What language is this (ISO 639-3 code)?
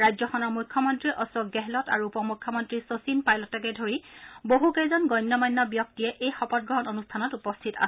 asm